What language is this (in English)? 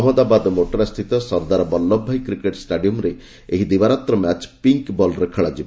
Odia